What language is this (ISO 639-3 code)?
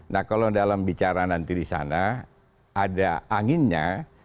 ind